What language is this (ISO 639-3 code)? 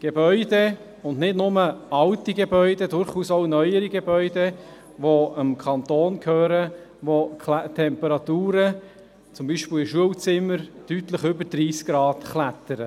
gsw